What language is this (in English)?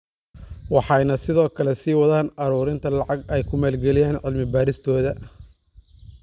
Somali